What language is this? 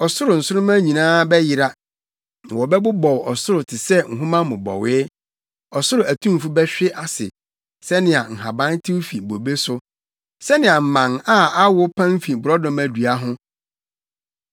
Akan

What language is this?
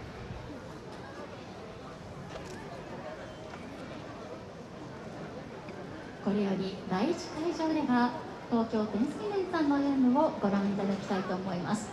Japanese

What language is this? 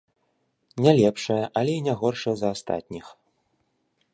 Belarusian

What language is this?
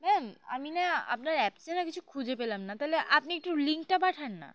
Bangla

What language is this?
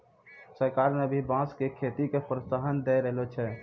Maithili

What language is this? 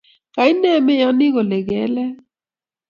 Kalenjin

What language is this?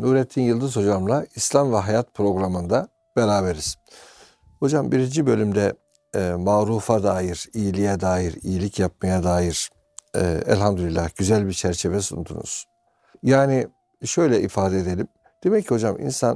Turkish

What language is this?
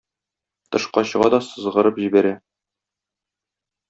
Tatar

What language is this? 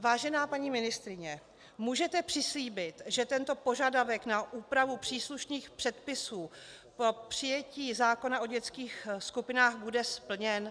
Czech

